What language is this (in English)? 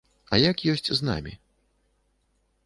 Belarusian